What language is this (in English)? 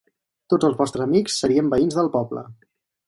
Catalan